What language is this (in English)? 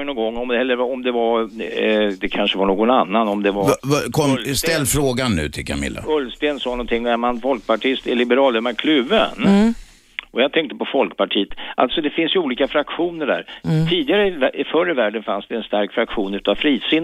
Swedish